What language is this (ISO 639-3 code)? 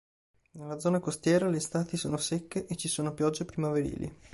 ita